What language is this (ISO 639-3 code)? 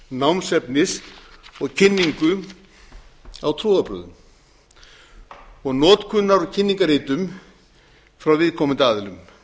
isl